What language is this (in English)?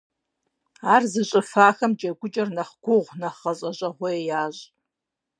Kabardian